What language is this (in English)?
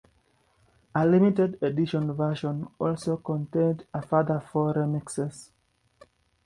English